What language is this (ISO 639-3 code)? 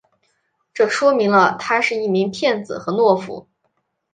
zho